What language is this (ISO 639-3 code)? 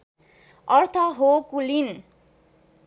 nep